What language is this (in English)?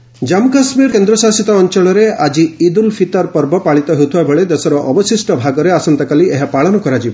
Odia